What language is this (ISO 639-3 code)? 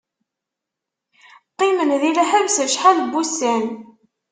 kab